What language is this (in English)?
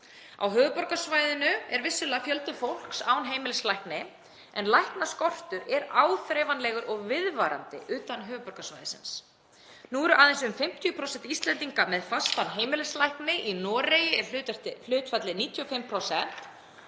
Icelandic